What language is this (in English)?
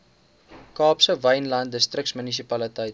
Afrikaans